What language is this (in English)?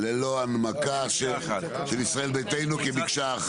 Hebrew